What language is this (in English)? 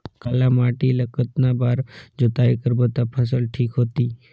Chhattisgarhi